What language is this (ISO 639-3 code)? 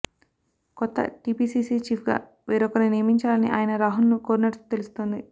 tel